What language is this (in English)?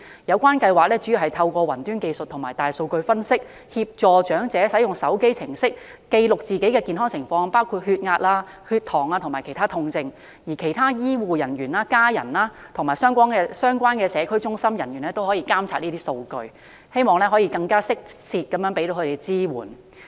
Cantonese